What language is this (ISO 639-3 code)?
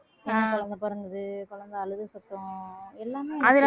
tam